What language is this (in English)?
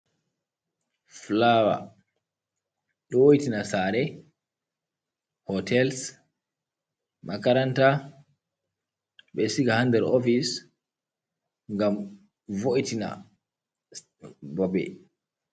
Fula